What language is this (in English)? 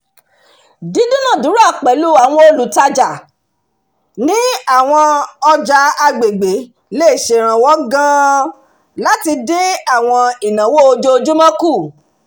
Yoruba